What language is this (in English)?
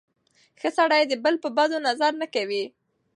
Pashto